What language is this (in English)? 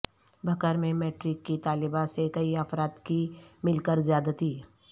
Urdu